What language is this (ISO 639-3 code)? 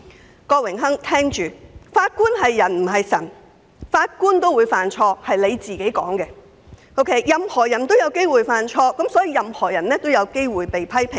yue